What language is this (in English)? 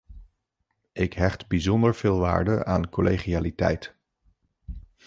Dutch